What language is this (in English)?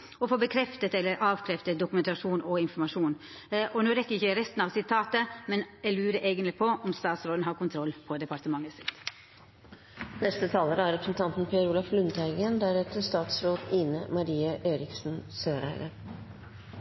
Norwegian